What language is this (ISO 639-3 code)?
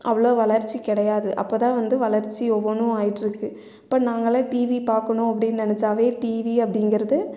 tam